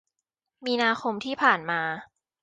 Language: Thai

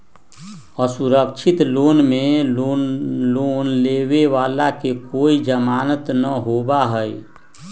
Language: Magahi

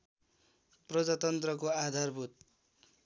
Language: Nepali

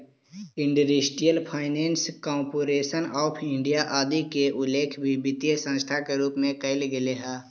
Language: Magahi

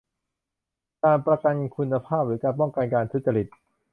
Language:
Thai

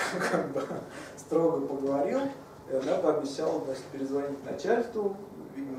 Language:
Russian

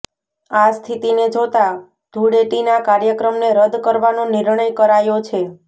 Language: Gujarati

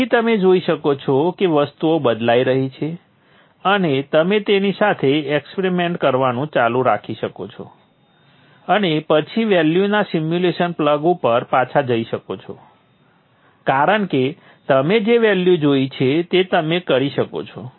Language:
Gujarati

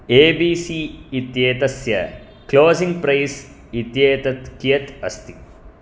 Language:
Sanskrit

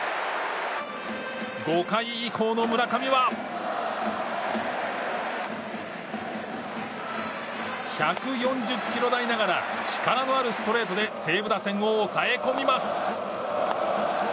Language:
Japanese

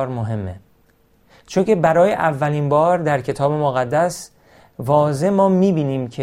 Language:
Persian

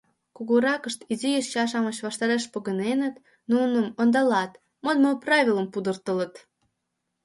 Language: Mari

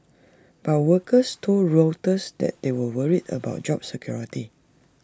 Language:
English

